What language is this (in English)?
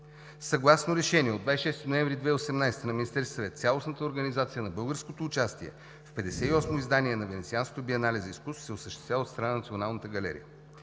Bulgarian